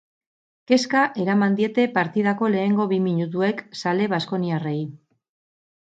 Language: Basque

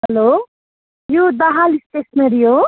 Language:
Nepali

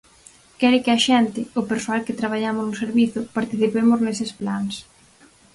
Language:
Galician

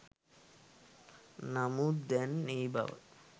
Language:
Sinhala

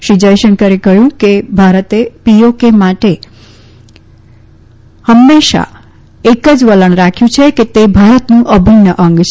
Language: Gujarati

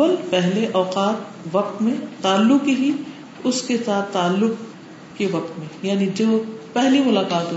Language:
Urdu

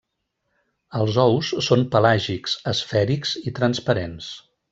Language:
Catalan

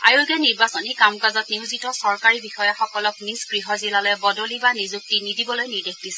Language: Assamese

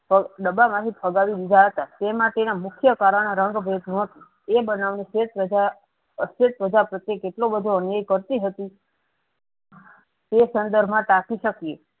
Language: Gujarati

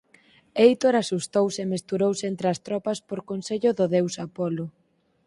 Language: Galician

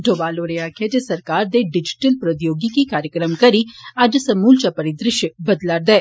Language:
Dogri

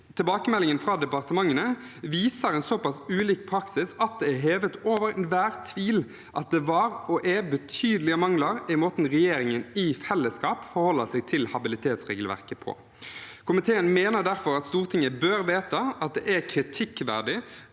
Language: Norwegian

